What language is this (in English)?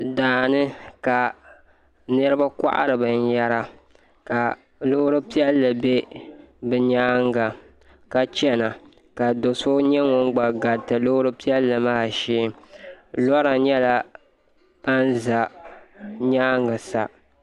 Dagbani